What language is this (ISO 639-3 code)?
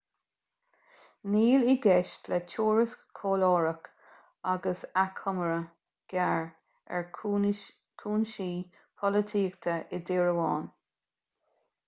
gle